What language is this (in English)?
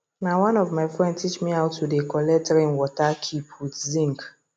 Nigerian Pidgin